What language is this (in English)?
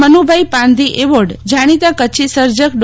Gujarati